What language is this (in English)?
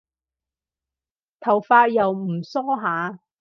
Cantonese